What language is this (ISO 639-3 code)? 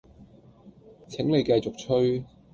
yue